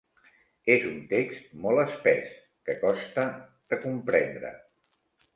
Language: Catalan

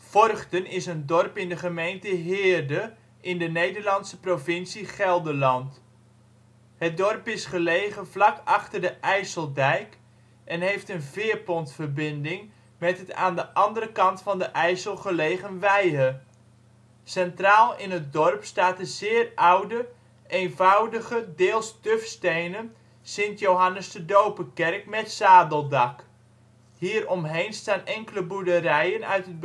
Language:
Dutch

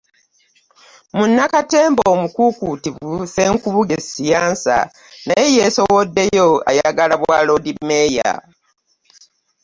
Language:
Ganda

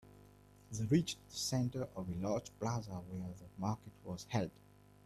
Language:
English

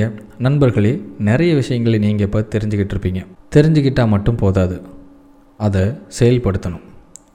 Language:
Tamil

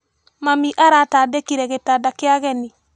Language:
Kikuyu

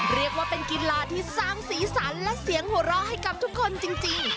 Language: Thai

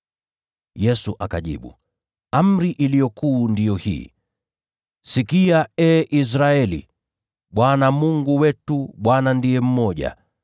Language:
Swahili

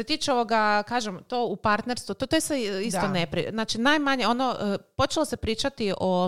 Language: Croatian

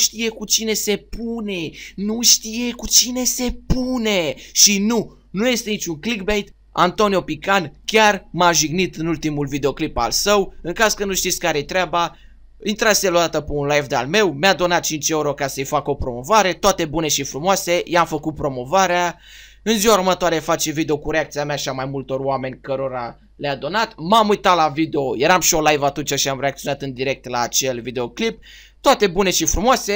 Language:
Romanian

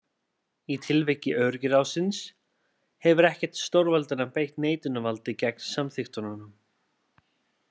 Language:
Icelandic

